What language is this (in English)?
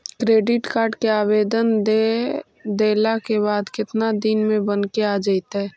Magahi